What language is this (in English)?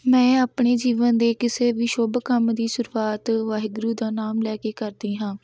Punjabi